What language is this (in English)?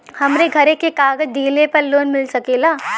Bhojpuri